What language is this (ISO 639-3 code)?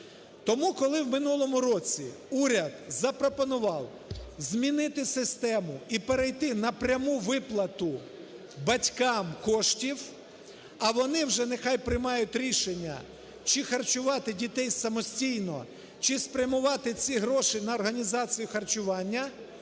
ukr